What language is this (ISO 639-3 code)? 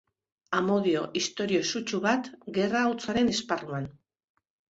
eus